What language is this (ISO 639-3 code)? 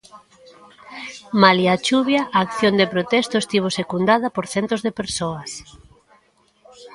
glg